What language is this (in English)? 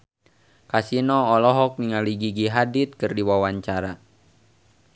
Sundanese